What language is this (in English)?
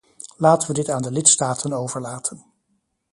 Dutch